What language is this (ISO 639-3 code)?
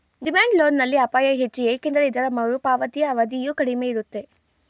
kan